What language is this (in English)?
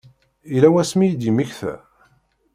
Kabyle